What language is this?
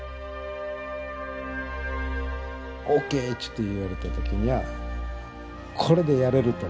Japanese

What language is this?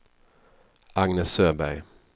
Swedish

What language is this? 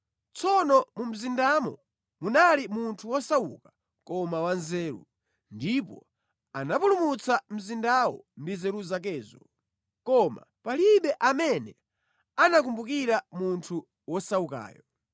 Nyanja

